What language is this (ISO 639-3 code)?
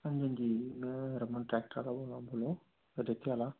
doi